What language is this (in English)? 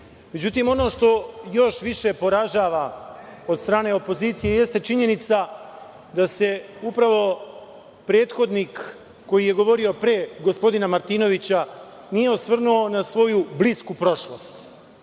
Serbian